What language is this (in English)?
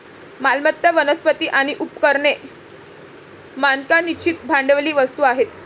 Marathi